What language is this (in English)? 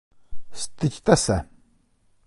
Czech